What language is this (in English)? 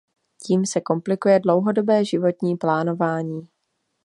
Czech